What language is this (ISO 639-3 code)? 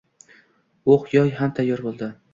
uzb